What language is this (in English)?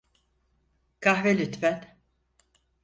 Turkish